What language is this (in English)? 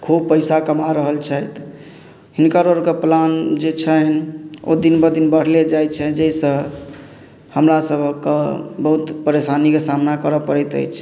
Maithili